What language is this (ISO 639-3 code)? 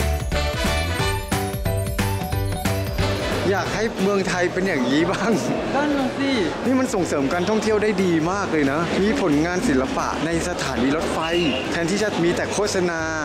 tha